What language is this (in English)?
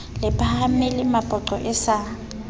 Southern Sotho